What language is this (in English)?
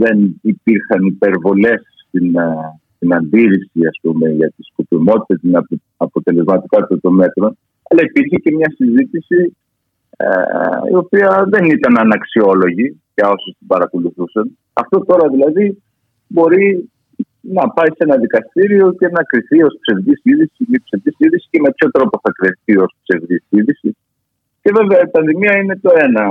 Greek